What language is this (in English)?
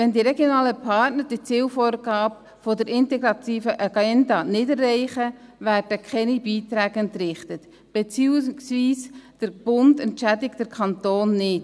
Swiss German